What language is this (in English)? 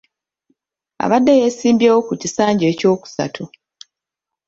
Ganda